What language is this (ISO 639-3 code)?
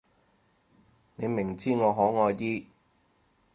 yue